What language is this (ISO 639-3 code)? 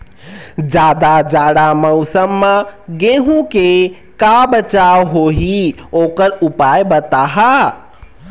hne